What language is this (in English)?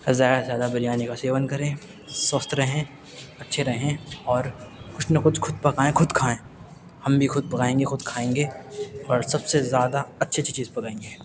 Urdu